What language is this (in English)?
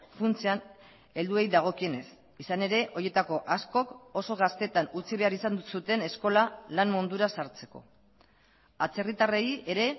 Basque